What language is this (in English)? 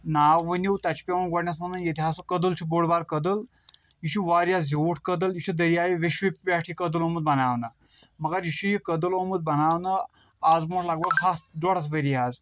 Kashmiri